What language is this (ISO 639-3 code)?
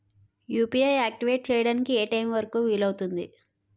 tel